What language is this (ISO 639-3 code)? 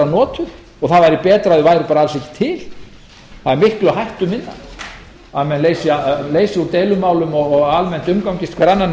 isl